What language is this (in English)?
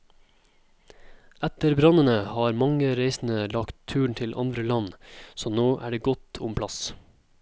Norwegian